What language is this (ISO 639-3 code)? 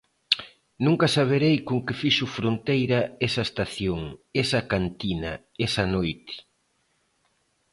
glg